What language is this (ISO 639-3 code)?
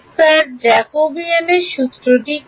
ben